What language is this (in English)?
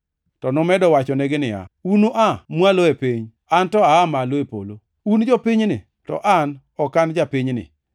Luo (Kenya and Tanzania)